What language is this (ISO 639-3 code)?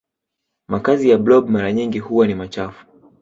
swa